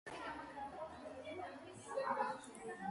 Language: Georgian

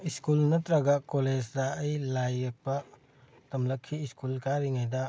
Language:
Manipuri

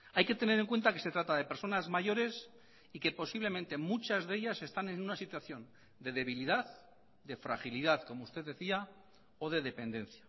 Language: Spanish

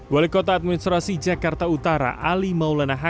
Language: Indonesian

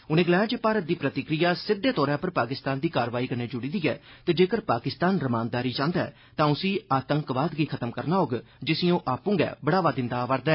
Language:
Dogri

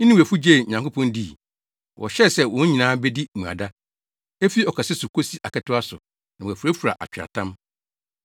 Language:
Akan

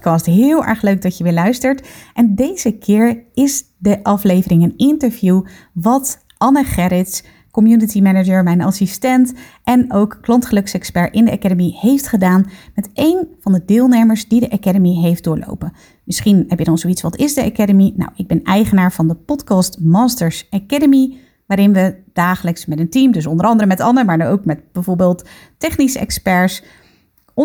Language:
Dutch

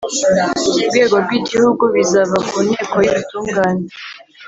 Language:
Kinyarwanda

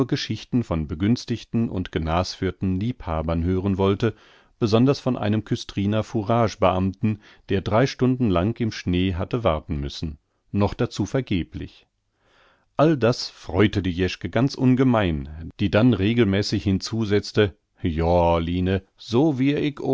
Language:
German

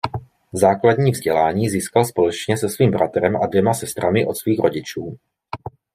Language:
Czech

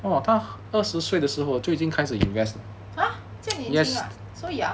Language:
English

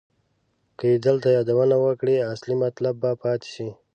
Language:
Pashto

